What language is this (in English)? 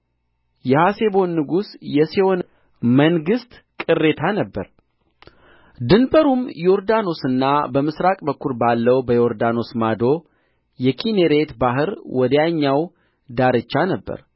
Amharic